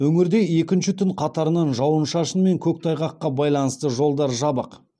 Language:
Kazakh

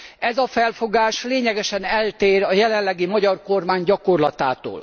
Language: Hungarian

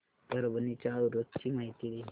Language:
Marathi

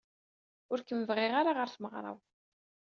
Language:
Kabyle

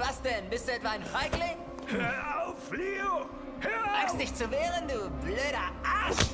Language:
German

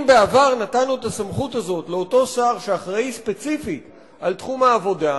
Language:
Hebrew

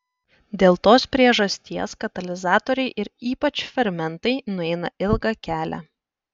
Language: Lithuanian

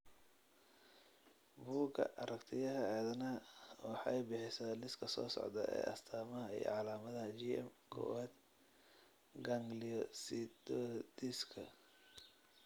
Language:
Somali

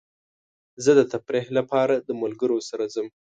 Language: Pashto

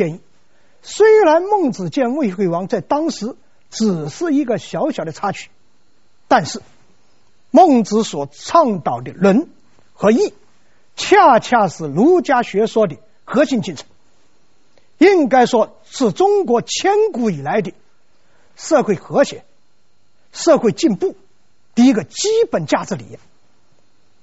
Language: Chinese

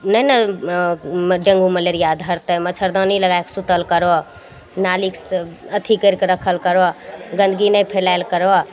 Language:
Maithili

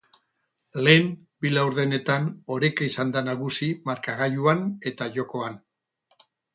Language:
Basque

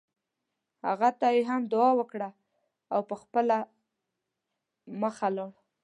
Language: Pashto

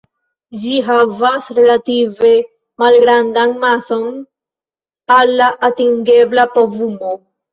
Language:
Esperanto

